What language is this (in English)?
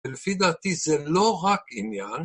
Hebrew